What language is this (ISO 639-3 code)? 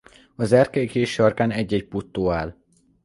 hun